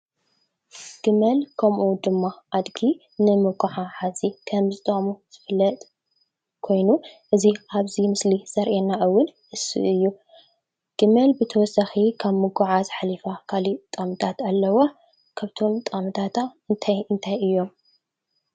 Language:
Tigrinya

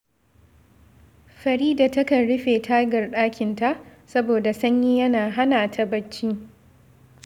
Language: Hausa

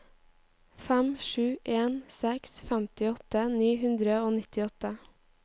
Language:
Norwegian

